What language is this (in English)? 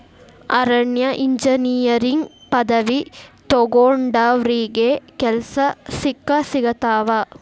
Kannada